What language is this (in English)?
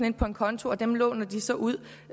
Danish